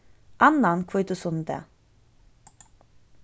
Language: Faroese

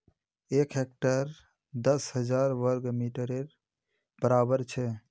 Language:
Magahi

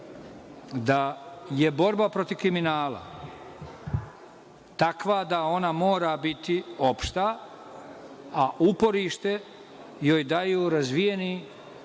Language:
Serbian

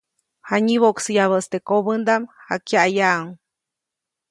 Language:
Copainalá Zoque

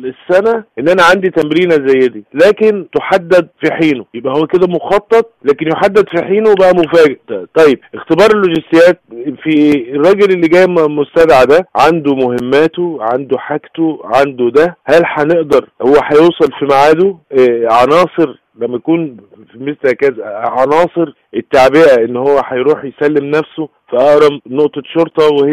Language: Arabic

